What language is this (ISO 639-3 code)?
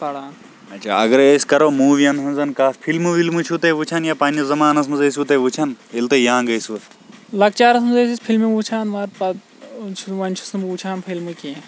kas